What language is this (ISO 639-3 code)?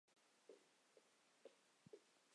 zho